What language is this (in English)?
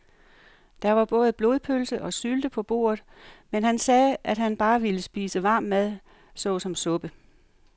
Danish